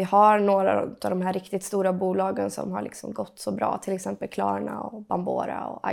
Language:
Swedish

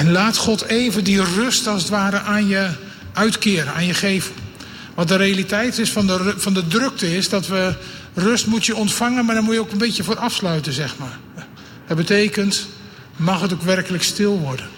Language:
Dutch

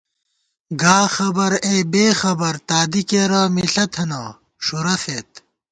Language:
Gawar-Bati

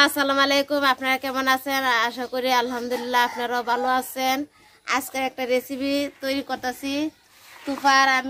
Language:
Spanish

